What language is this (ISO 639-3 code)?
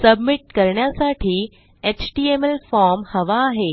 mar